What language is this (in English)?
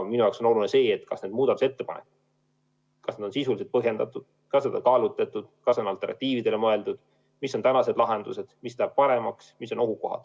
Estonian